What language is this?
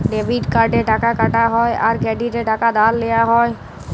Bangla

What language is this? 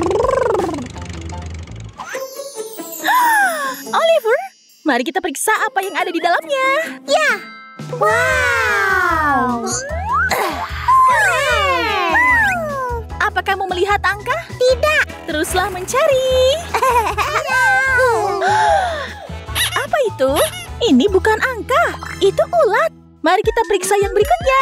Indonesian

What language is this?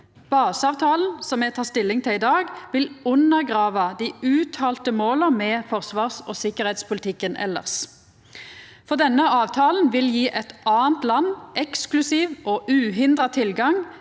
Norwegian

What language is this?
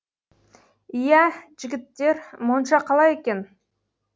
Kazakh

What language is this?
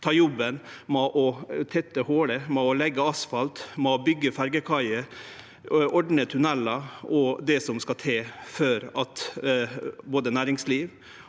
Norwegian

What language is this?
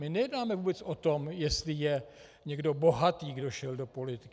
Czech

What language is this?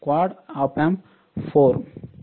Telugu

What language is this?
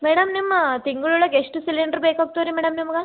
Kannada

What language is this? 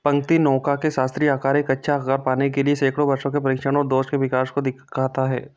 Hindi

